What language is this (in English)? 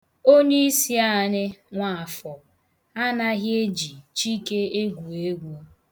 Igbo